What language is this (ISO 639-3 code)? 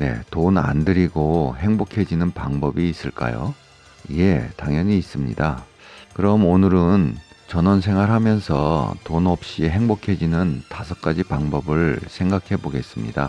kor